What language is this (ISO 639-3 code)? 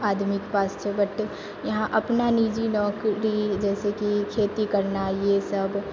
mai